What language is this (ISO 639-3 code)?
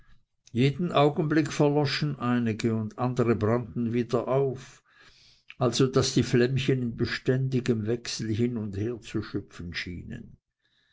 deu